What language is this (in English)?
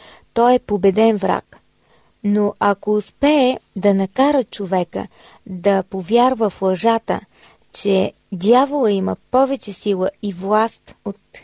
Bulgarian